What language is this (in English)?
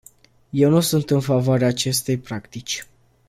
Romanian